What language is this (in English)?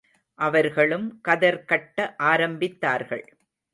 Tamil